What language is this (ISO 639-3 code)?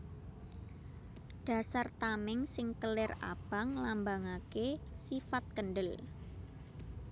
jav